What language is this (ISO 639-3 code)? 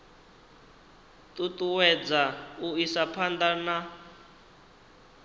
ven